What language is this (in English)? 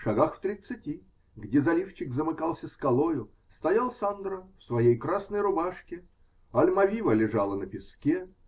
Russian